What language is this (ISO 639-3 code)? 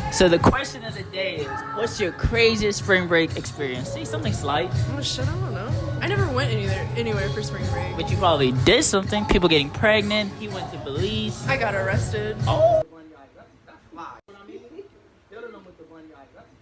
eng